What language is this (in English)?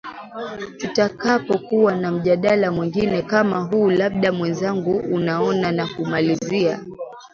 Swahili